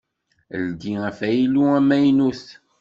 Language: Kabyle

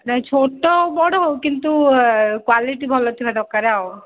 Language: Odia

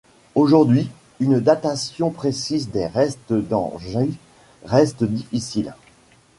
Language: French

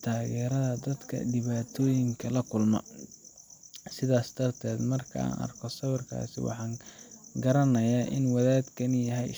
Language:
Somali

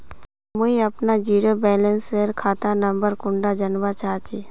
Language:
Magahi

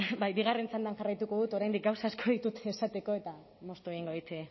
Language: Basque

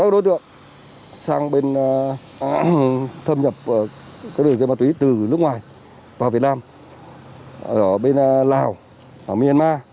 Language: Vietnamese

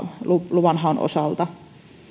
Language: Finnish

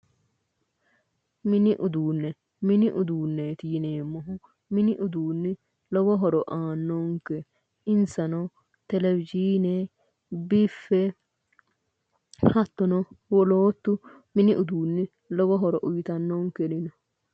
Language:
Sidamo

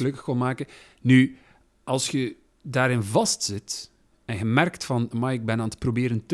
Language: Dutch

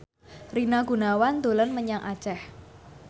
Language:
Javanese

